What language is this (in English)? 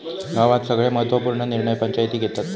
Marathi